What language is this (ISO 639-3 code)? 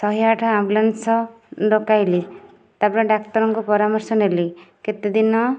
ori